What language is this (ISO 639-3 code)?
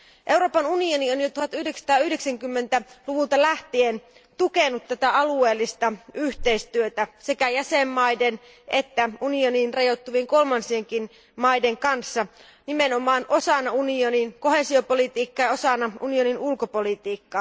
fin